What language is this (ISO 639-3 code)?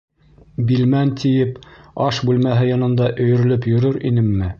bak